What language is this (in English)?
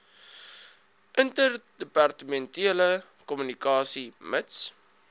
Afrikaans